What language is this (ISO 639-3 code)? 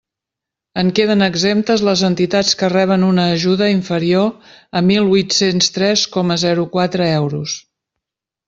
cat